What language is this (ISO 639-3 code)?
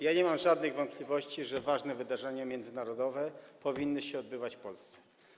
pol